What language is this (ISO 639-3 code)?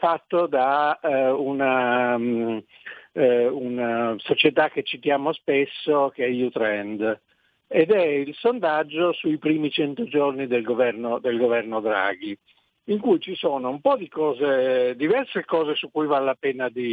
ita